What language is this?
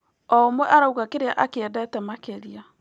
Kikuyu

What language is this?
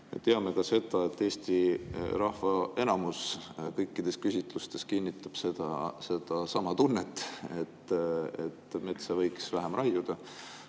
Estonian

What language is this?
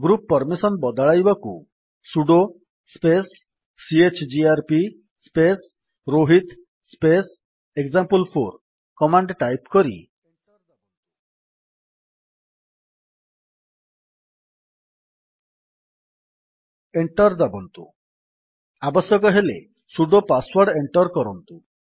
Odia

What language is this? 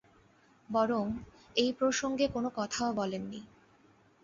Bangla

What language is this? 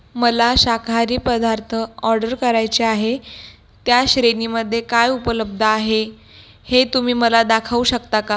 Marathi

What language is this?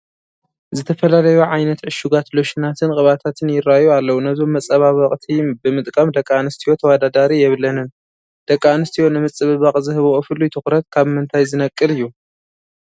Tigrinya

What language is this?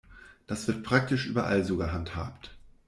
German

